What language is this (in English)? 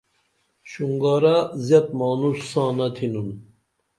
Dameli